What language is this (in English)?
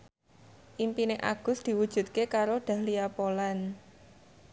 Javanese